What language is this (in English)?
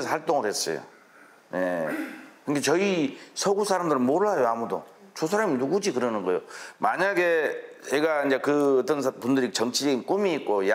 Korean